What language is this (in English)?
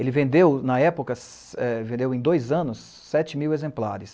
Portuguese